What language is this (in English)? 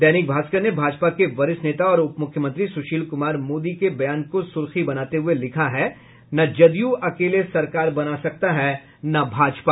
Hindi